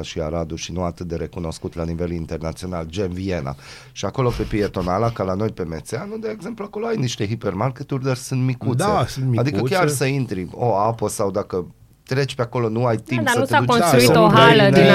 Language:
Romanian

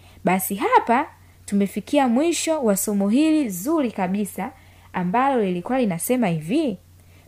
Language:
Swahili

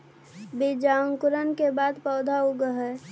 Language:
Magahi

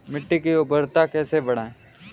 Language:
Hindi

